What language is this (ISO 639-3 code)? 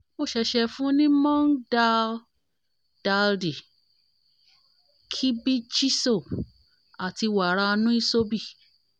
yor